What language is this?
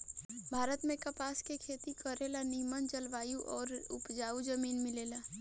Bhojpuri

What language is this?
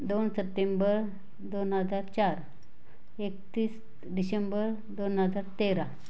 Marathi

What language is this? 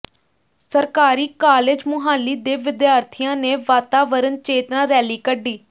Punjabi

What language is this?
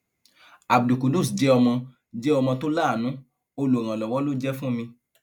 Yoruba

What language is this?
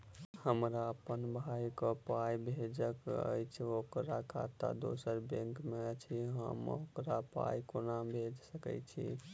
Maithili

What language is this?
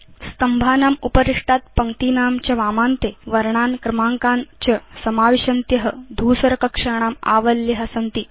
Sanskrit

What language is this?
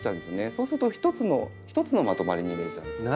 Japanese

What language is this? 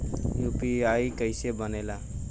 Bhojpuri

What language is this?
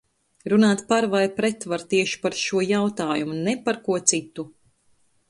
Latvian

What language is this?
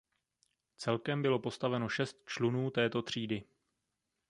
Czech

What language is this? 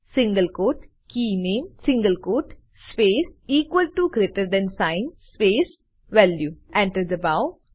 Gujarati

